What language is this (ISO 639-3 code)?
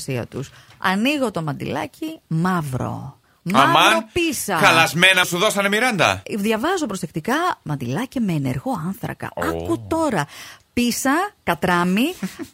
ell